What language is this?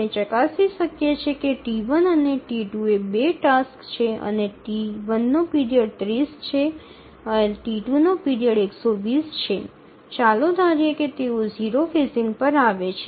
Gujarati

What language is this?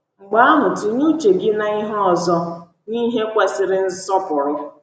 Igbo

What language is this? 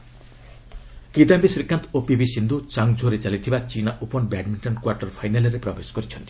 Odia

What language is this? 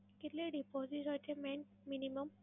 Gujarati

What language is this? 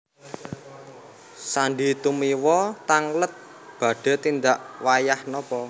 Javanese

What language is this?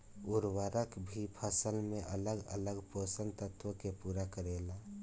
Bhojpuri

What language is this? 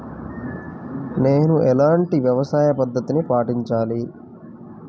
Telugu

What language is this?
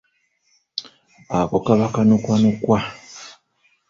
Ganda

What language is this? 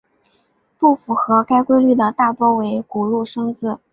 Chinese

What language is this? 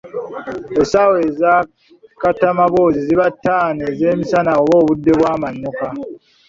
Ganda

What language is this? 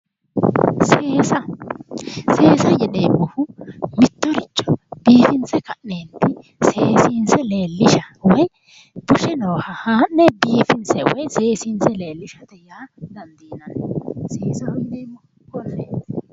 Sidamo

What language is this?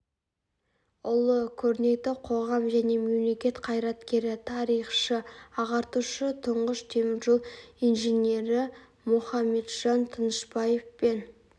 Kazakh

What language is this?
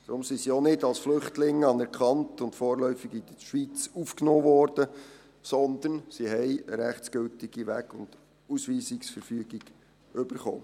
Swiss German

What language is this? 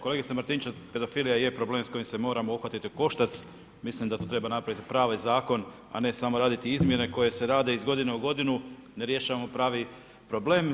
Croatian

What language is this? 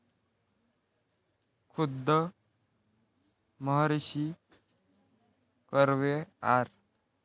Marathi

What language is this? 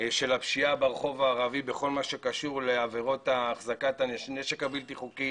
Hebrew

